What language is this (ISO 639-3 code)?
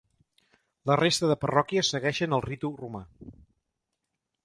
cat